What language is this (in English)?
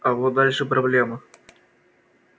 Russian